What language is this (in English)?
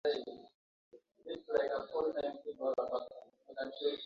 Swahili